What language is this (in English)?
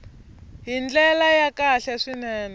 Tsonga